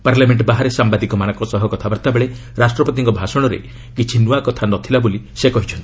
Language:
Odia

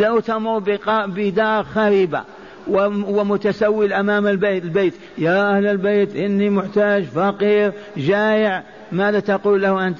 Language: Arabic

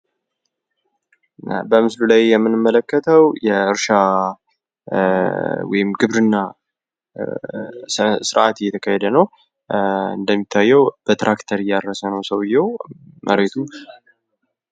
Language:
Amharic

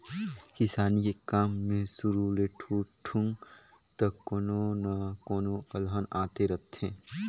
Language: Chhattisgarhi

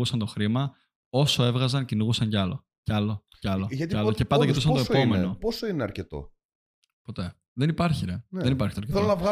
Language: Greek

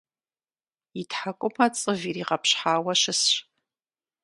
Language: Kabardian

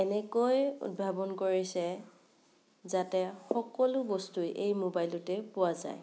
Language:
Assamese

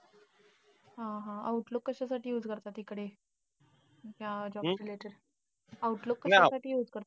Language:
Marathi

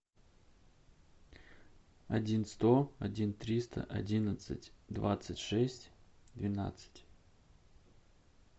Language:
Russian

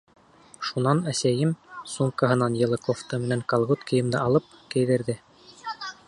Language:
Bashkir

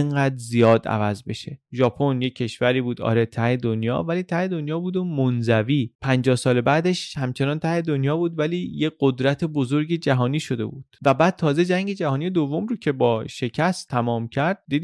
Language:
Persian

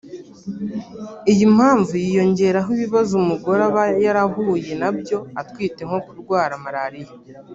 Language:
Kinyarwanda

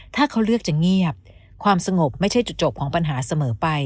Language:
Thai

